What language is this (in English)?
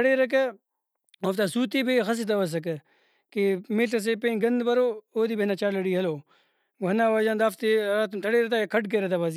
Brahui